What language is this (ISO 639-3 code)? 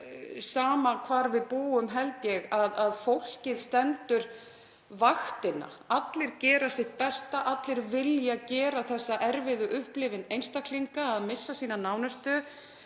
isl